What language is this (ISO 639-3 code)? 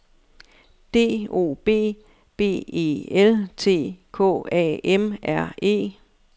dan